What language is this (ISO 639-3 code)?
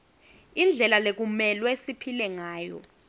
ssw